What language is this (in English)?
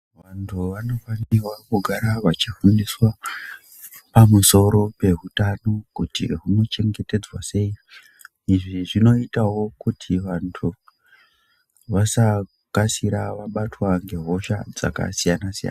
Ndau